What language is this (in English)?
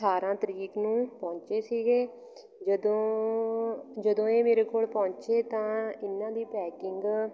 Punjabi